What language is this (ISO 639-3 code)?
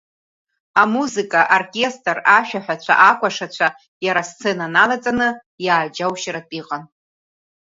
abk